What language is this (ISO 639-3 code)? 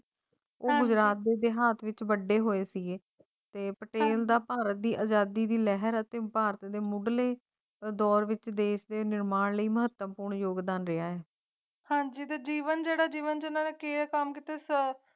pan